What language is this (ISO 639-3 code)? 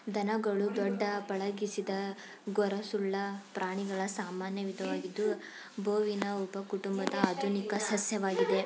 kan